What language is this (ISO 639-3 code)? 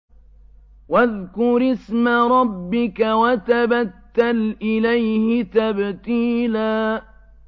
ara